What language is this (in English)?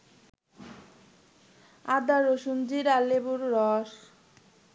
Bangla